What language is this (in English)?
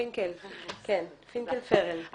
Hebrew